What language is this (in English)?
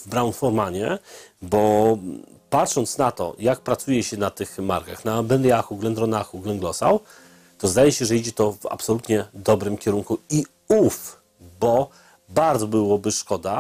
Polish